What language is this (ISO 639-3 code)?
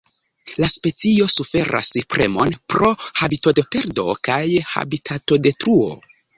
epo